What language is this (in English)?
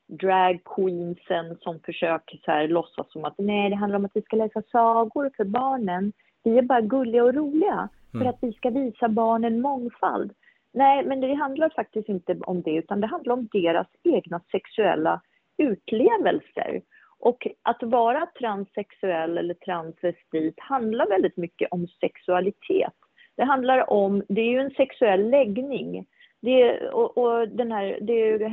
Swedish